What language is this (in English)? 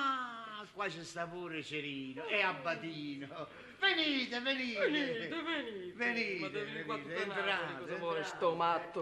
Italian